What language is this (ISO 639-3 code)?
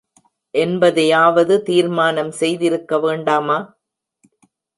tam